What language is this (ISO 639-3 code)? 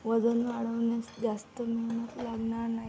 mar